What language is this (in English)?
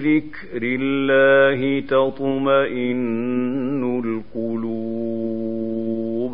Arabic